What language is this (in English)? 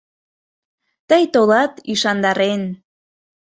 Mari